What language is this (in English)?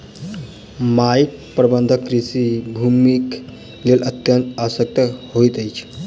Maithili